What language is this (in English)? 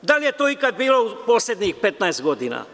Serbian